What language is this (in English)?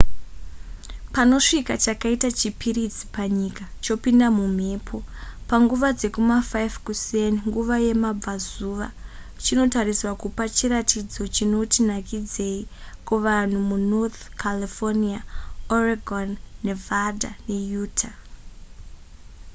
Shona